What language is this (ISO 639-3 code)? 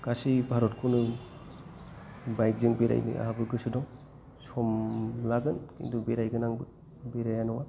brx